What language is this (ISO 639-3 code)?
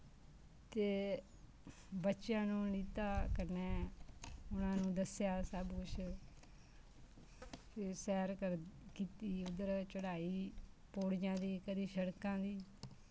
doi